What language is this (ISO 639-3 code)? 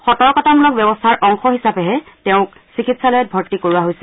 asm